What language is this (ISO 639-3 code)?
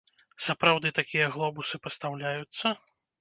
bel